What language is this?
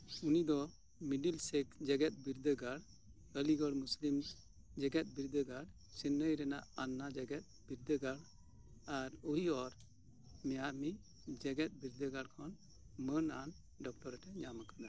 Santali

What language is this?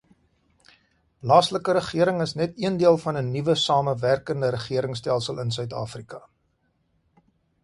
Afrikaans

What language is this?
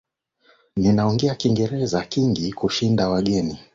Swahili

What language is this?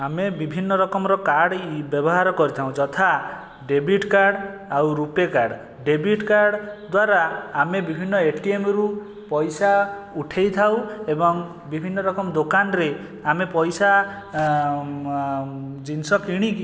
Odia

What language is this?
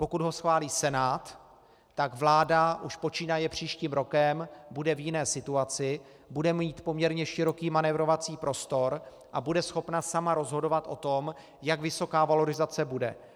Czech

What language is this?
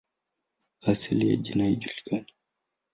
Swahili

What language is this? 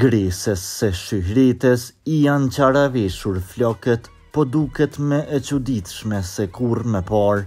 Norwegian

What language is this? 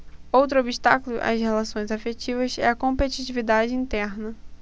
Portuguese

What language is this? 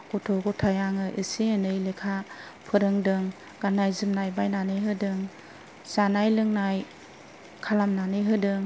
Bodo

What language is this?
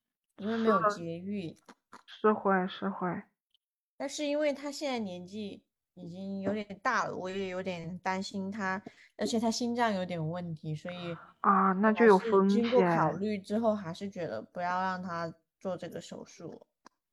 Chinese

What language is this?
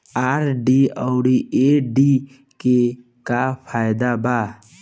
Bhojpuri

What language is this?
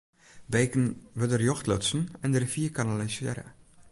Western Frisian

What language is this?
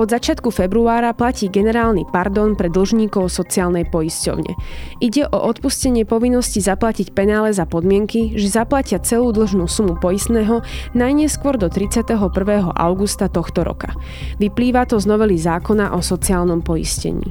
Slovak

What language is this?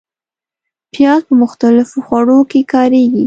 Pashto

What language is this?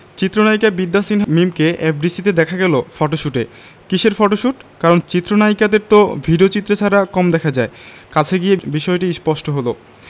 Bangla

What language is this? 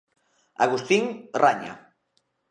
Galician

